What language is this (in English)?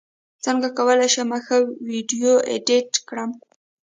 Pashto